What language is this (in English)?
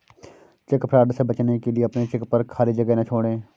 Hindi